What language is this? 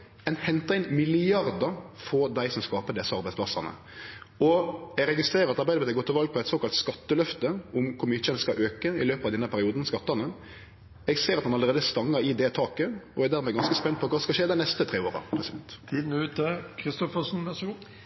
Norwegian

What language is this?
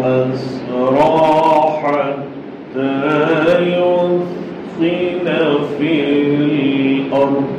Arabic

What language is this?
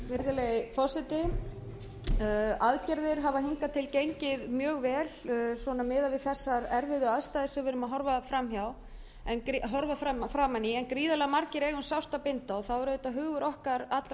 Icelandic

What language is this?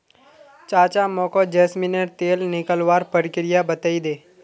Magahi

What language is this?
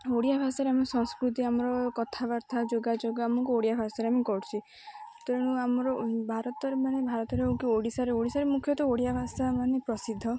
Odia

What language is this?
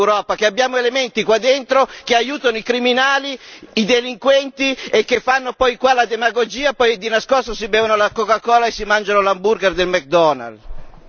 Italian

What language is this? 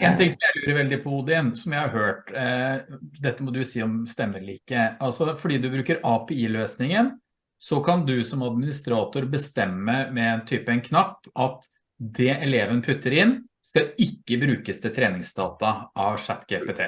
Norwegian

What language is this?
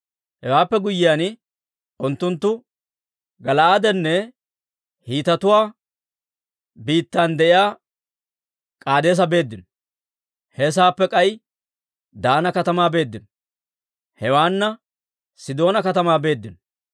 Dawro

